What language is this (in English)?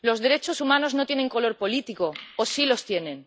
Spanish